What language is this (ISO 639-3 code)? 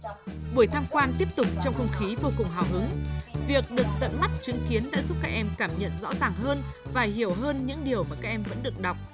vie